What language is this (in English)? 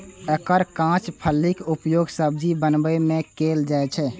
Maithili